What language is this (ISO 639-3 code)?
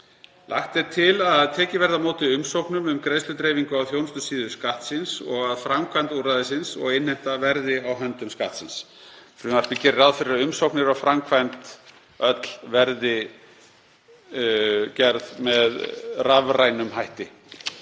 isl